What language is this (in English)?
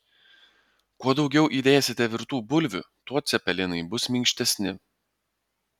Lithuanian